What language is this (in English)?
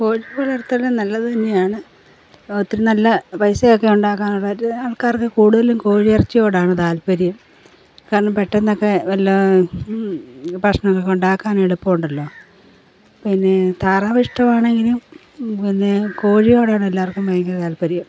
Malayalam